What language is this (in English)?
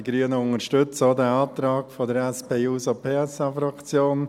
Swiss German